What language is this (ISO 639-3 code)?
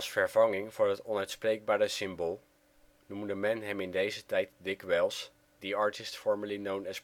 nld